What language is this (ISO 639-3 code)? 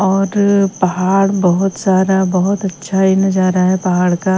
hin